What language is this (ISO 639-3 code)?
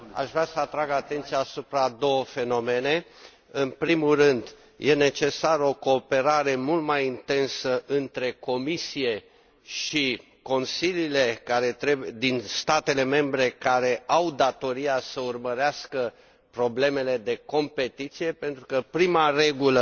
ron